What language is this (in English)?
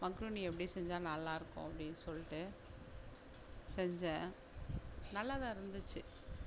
Tamil